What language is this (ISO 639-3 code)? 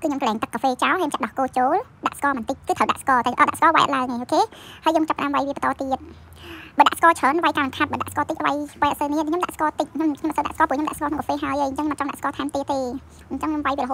vie